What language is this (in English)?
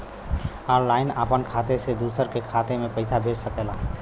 Bhojpuri